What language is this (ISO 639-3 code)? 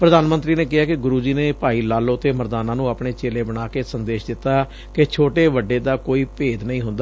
pan